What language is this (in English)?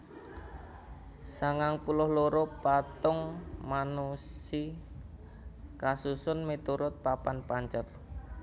Javanese